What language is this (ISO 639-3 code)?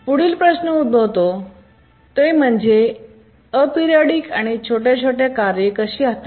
mar